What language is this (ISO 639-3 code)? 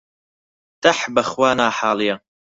ckb